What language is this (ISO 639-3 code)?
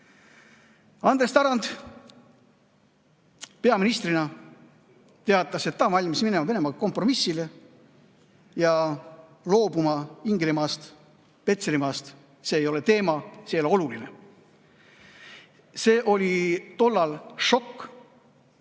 est